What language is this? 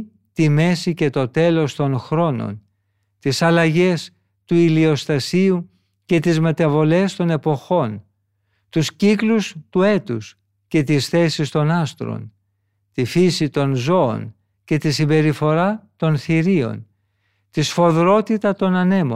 Greek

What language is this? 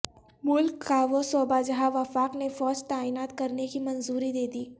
Urdu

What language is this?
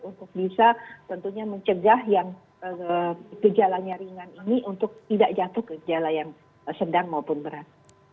Indonesian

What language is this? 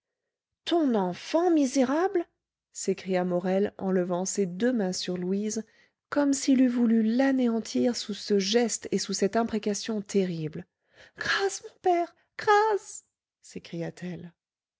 French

